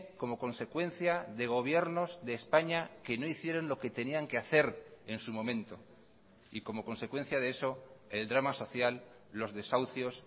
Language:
Spanish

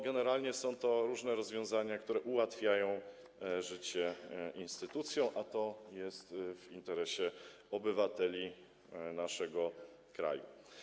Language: Polish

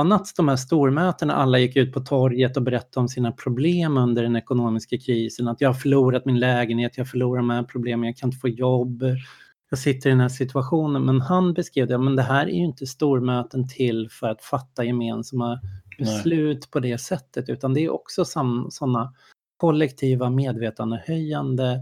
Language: Swedish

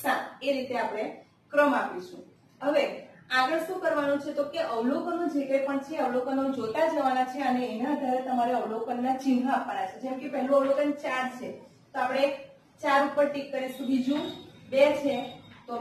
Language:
Hindi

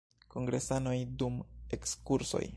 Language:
Esperanto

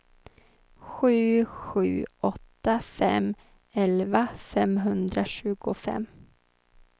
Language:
Swedish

